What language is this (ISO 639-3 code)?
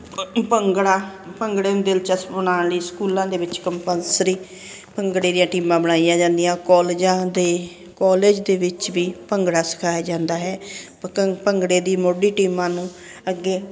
pan